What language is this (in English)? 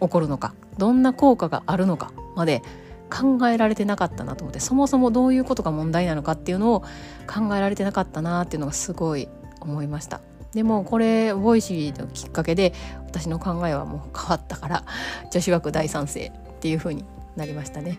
Japanese